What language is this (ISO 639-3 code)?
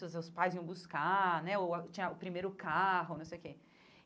por